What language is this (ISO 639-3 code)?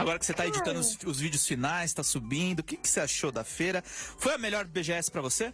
por